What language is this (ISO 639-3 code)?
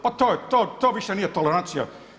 hrv